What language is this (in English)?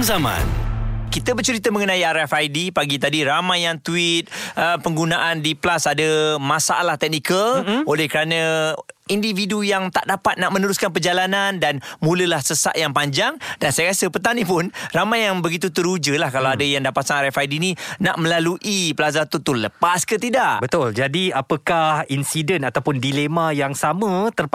Malay